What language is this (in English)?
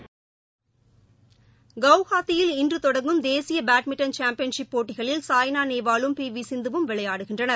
Tamil